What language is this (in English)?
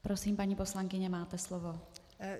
Czech